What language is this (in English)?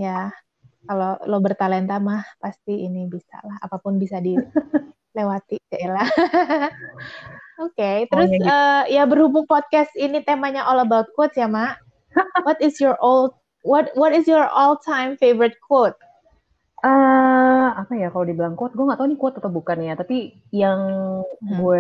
Indonesian